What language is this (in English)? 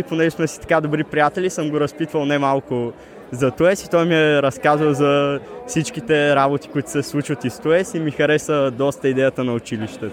Bulgarian